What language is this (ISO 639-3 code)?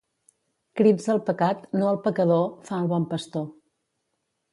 cat